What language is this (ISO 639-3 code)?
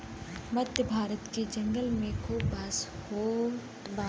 bho